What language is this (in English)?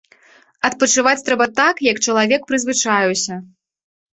Belarusian